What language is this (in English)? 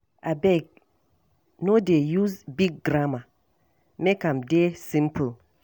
Nigerian Pidgin